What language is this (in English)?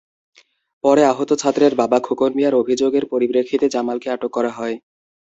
Bangla